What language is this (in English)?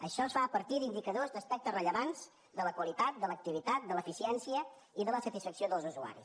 Catalan